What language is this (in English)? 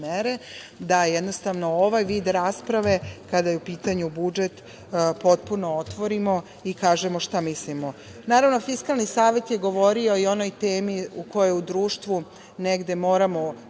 Serbian